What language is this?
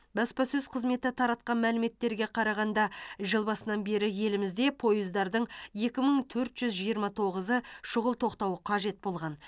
Kazakh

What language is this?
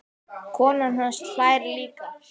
Icelandic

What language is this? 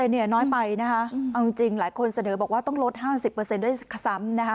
Thai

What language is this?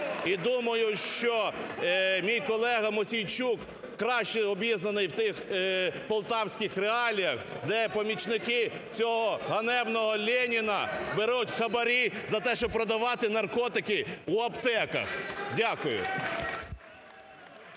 Ukrainian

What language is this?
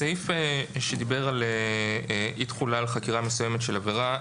Hebrew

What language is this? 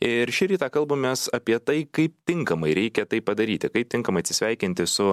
Lithuanian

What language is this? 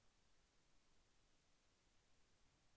Telugu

